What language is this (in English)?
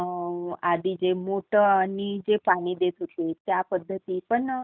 Marathi